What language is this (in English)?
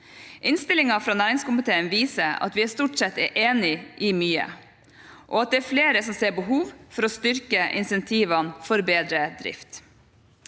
Norwegian